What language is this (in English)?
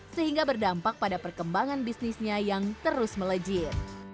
Indonesian